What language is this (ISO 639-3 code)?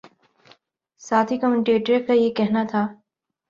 urd